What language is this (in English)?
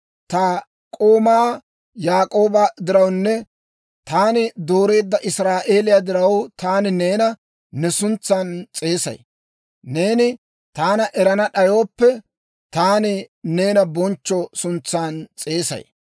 Dawro